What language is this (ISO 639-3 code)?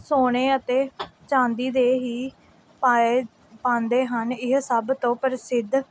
pan